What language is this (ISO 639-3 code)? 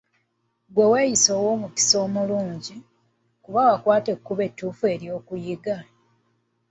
lug